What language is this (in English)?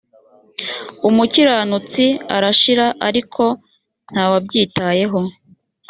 Kinyarwanda